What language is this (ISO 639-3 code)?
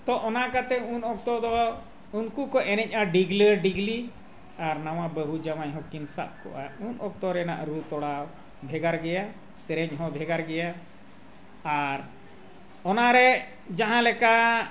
sat